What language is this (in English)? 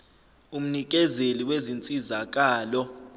Zulu